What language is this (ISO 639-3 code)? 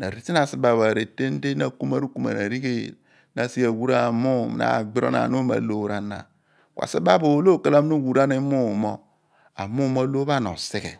abn